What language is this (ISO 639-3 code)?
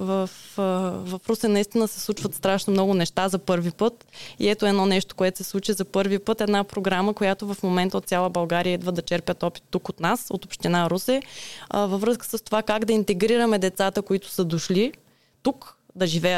bul